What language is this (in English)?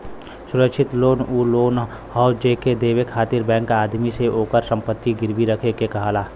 Bhojpuri